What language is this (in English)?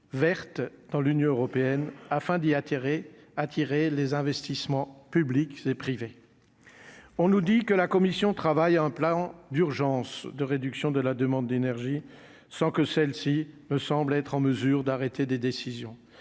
French